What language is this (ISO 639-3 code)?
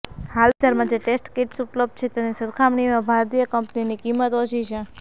guj